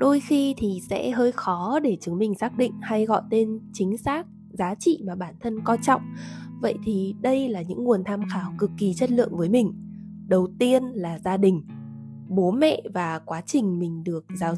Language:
Vietnamese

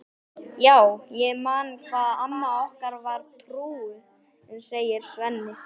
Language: Icelandic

